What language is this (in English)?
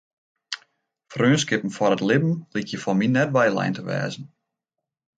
Western Frisian